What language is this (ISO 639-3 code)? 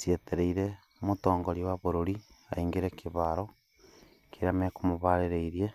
kik